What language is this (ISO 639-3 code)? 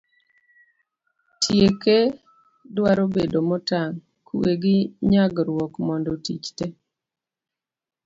luo